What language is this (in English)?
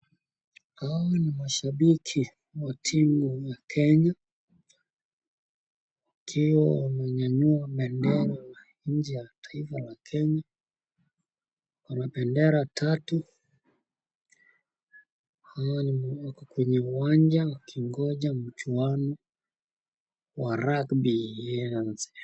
Swahili